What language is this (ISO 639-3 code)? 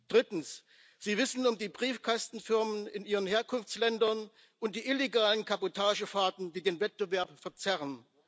deu